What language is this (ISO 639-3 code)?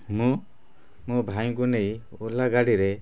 ori